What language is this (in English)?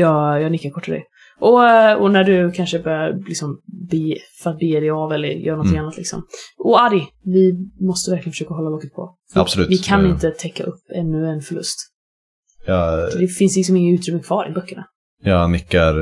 Swedish